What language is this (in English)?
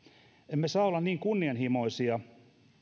Finnish